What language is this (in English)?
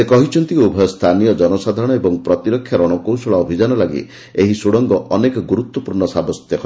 Odia